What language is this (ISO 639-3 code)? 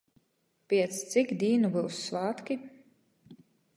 ltg